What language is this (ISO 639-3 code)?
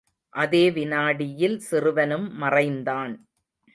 tam